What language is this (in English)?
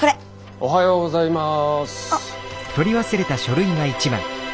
Japanese